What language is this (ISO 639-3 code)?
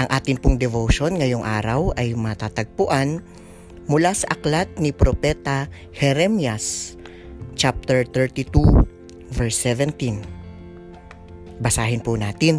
fil